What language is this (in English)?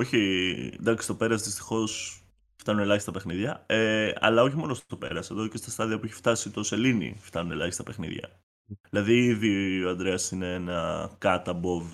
Greek